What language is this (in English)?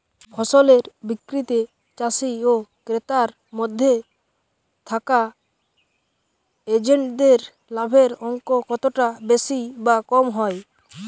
Bangla